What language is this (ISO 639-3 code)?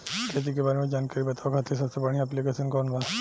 bho